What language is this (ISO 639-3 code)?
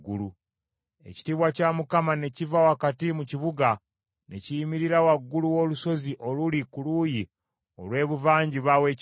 lug